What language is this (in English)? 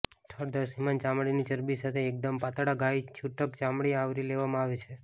Gujarati